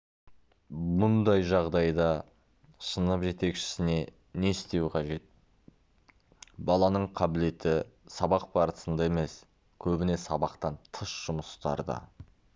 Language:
Kazakh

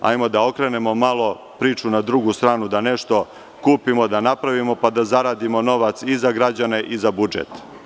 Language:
Serbian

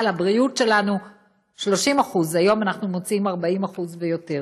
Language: Hebrew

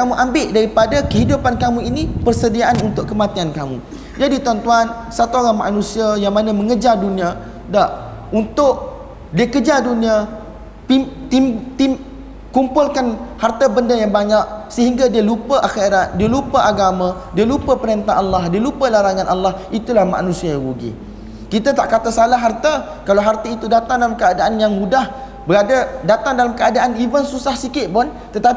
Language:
Malay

